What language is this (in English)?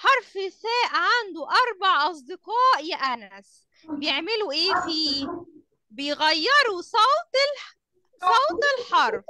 Arabic